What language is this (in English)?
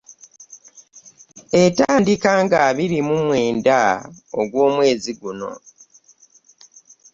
Ganda